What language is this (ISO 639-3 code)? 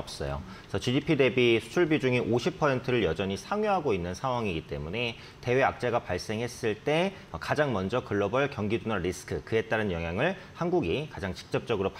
kor